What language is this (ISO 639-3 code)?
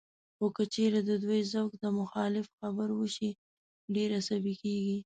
pus